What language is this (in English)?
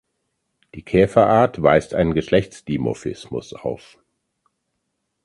German